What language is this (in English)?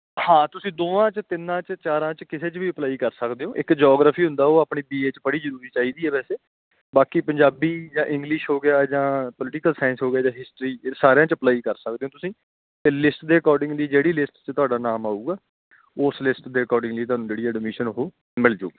Punjabi